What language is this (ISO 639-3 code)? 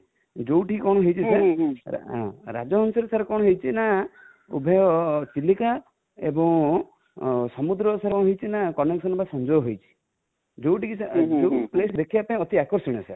ori